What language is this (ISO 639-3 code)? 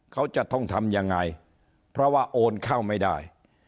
tha